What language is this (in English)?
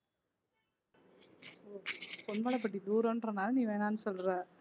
Tamil